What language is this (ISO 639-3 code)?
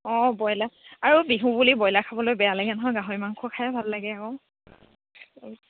asm